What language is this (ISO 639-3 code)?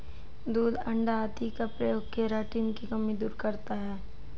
hin